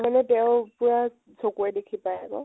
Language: Assamese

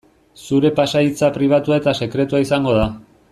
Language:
Basque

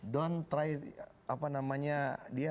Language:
Indonesian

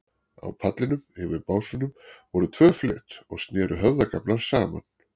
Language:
Icelandic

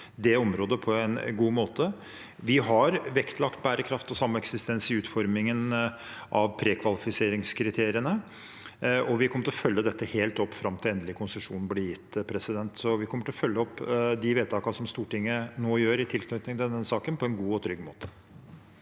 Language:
Norwegian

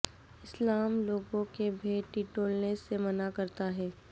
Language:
Urdu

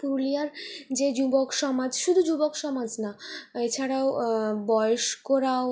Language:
Bangla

